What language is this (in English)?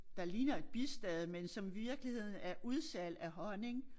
Danish